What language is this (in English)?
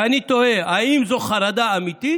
Hebrew